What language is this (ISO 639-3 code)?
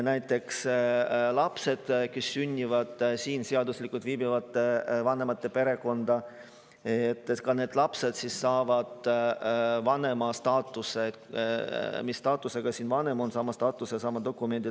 est